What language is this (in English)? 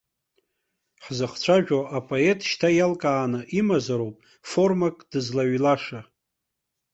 Abkhazian